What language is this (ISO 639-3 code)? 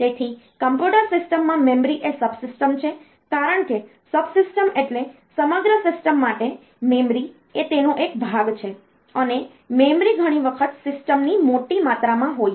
guj